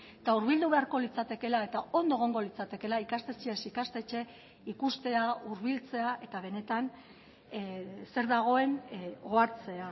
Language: Basque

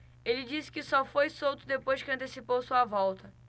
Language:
Portuguese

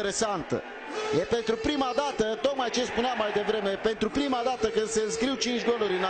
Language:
Romanian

